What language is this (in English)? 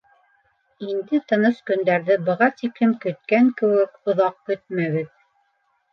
Bashkir